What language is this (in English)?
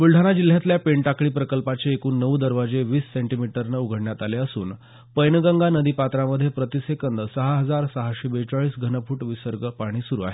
Marathi